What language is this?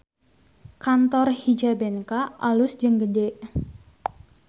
Sundanese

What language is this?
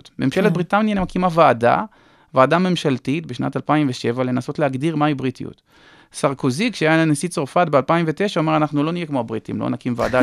Hebrew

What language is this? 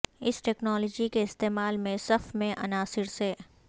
Urdu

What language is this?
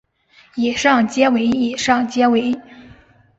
Chinese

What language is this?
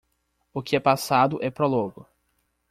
Portuguese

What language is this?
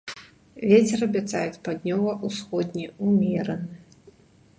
Belarusian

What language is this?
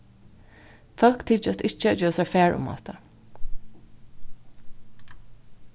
Faroese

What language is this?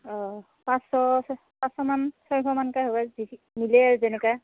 Assamese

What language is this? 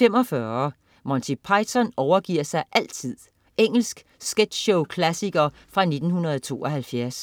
Danish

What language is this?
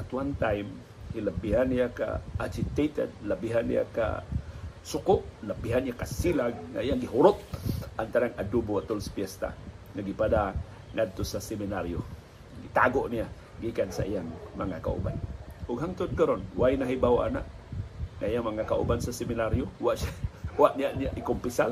Filipino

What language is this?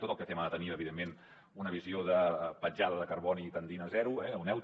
Catalan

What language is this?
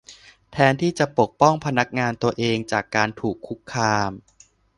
Thai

